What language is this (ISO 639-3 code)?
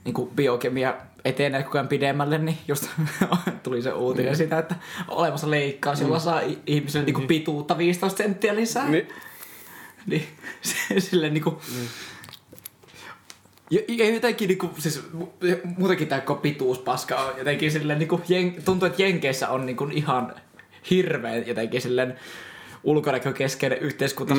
fin